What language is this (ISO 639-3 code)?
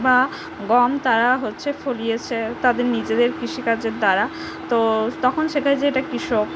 ben